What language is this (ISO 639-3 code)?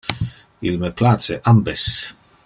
ina